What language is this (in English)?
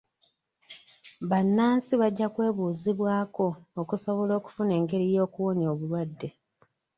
Ganda